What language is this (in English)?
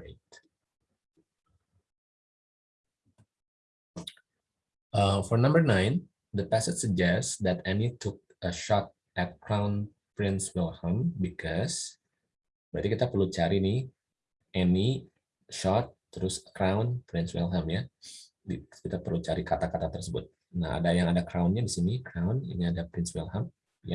Indonesian